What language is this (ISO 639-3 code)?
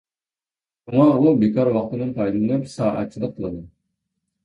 uig